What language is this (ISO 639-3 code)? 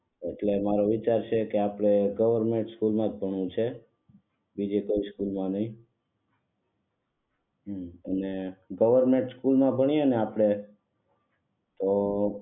guj